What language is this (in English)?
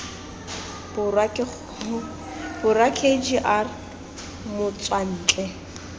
Tswana